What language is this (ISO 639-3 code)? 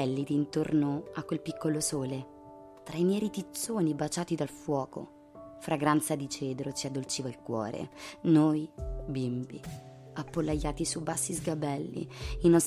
ita